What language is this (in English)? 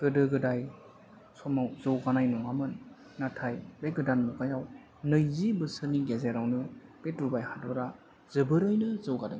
Bodo